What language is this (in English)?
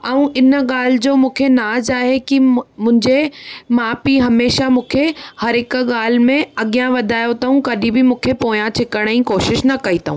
Sindhi